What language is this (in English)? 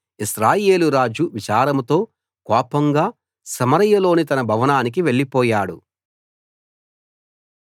Telugu